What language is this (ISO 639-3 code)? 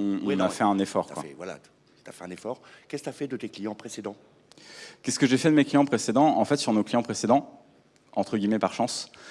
fra